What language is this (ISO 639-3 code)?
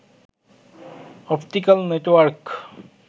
ben